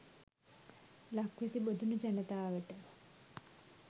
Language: Sinhala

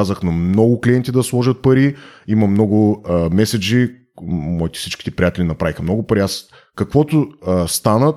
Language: Bulgarian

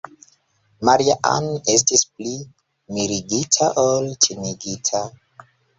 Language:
Esperanto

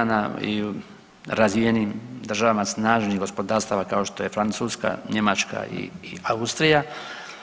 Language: Croatian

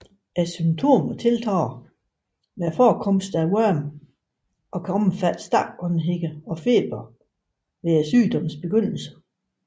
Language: Danish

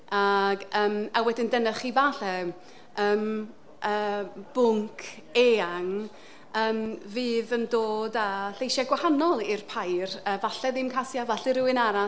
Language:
Welsh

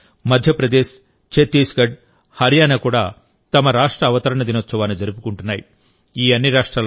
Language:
Telugu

